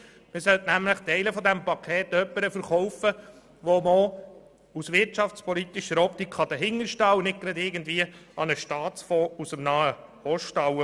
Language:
Swiss German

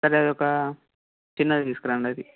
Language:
Telugu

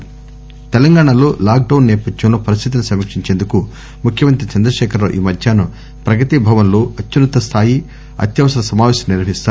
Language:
Telugu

